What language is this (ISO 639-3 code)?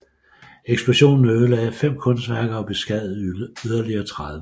dan